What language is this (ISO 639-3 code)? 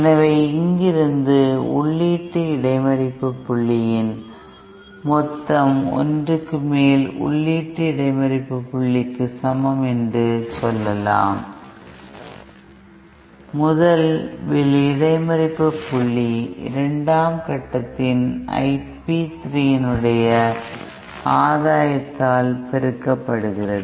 tam